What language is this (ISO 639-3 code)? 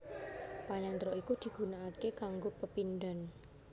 jav